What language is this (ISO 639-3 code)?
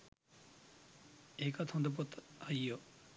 sin